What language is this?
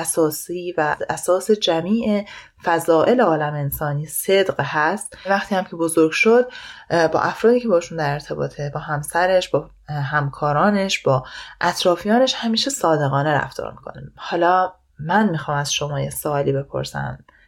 Persian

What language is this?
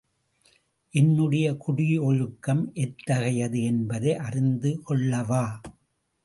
Tamil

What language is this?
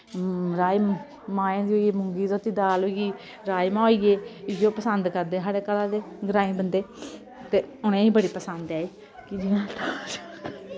Dogri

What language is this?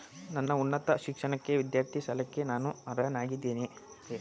Kannada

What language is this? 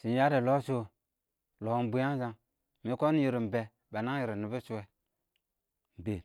Awak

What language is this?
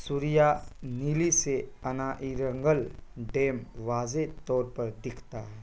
Urdu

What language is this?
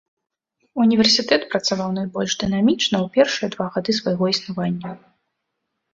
Belarusian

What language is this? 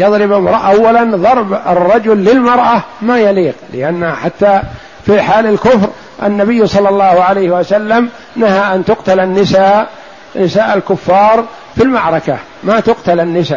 Arabic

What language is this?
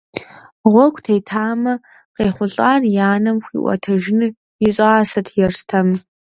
Kabardian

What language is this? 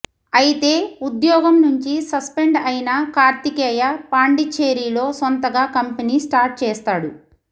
Telugu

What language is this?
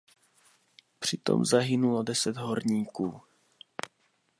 Czech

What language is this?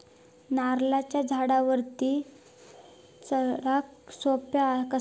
Marathi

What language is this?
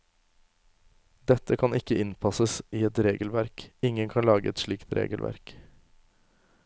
Norwegian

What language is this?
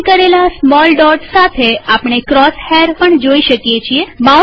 Gujarati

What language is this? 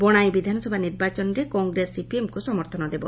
Odia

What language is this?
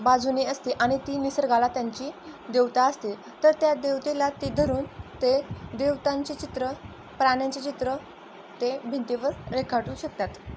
Marathi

